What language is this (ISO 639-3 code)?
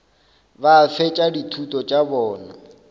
nso